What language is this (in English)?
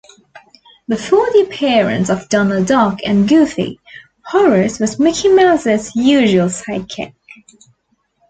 English